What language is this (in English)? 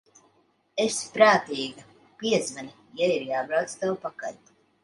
Latvian